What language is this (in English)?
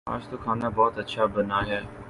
Urdu